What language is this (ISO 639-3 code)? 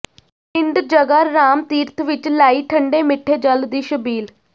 pan